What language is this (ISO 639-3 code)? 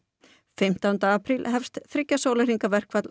isl